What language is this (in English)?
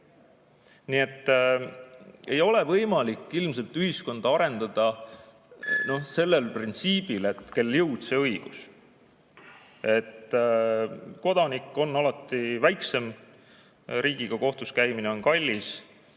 Estonian